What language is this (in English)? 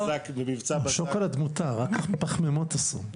Hebrew